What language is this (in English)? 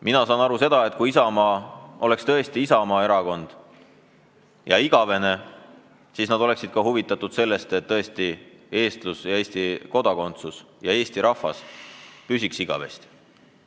Estonian